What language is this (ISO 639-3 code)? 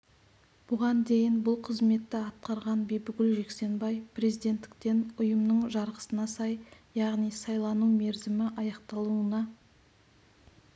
kaz